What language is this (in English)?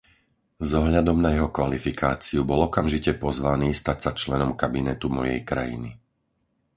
Slovak